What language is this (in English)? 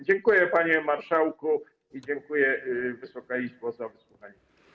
Polish